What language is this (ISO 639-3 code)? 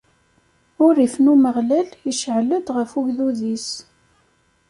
kab